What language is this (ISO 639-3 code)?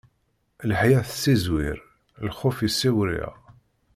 kab